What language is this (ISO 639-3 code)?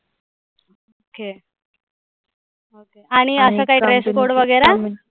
mar